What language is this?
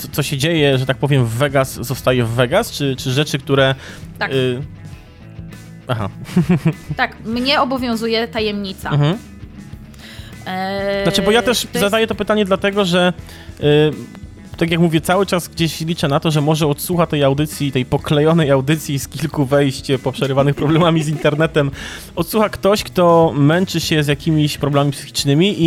Polish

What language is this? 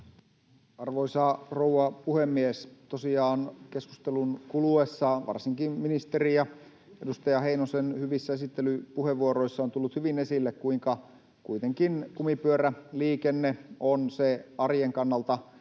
Finnish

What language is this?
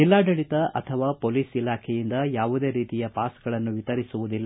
Kannada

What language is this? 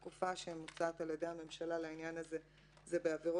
Hebrew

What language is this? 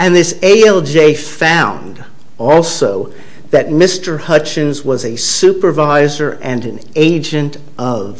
English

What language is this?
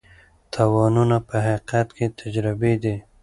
Pashto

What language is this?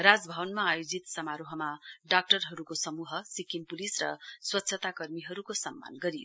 Nepali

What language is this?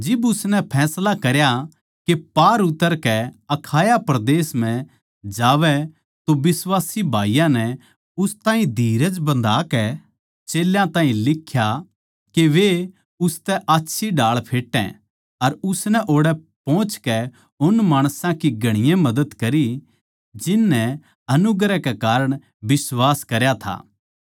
Haryanvi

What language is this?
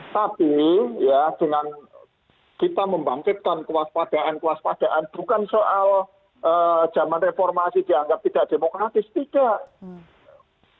Indonesian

